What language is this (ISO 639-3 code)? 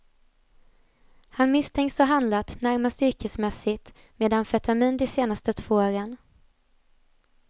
swe